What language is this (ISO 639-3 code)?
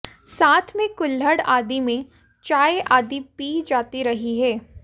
hin